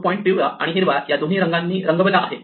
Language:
Marathi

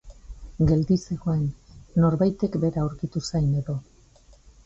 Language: Basque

